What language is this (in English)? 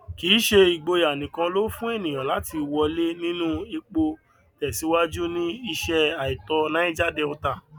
Yoruba